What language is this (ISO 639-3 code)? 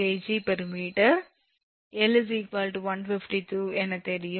tam